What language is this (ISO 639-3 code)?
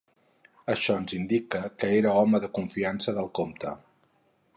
cat